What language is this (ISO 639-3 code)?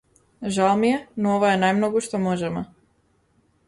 mkd